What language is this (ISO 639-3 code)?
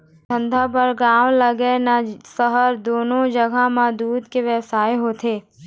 hne